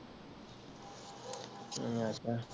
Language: Punjabi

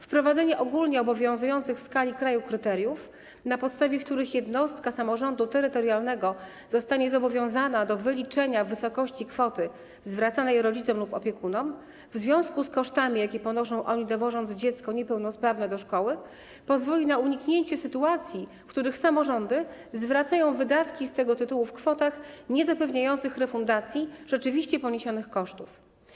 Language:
Polish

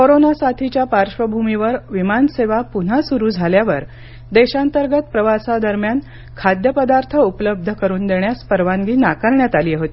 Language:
Marathi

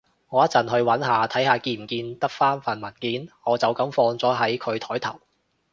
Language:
Cantonese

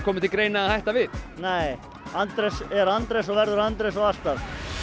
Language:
Icelandic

